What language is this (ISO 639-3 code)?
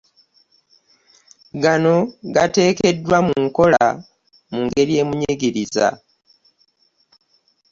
lug